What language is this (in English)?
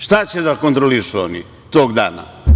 Serbian